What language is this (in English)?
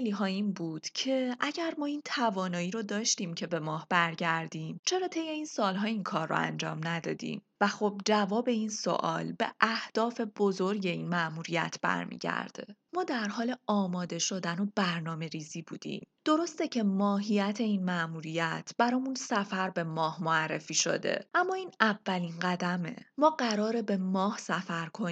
Persian